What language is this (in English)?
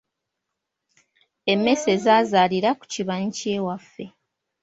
Ganda